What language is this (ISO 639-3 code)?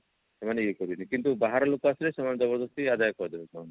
ori